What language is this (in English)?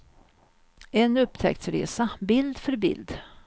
Swedish